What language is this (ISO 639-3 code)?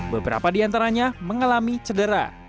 ind